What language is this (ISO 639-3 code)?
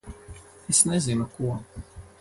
lav